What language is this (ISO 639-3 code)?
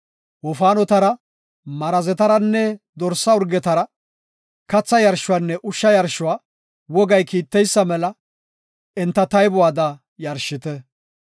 gof